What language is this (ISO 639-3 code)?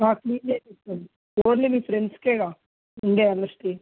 tel